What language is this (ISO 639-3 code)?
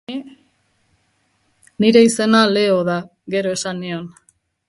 eus